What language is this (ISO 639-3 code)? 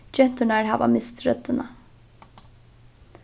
fao